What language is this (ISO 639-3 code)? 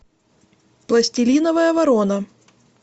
rus